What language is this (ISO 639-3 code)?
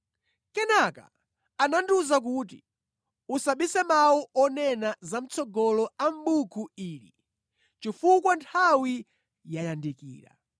nya